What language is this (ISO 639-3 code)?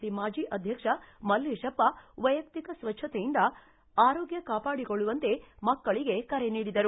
kan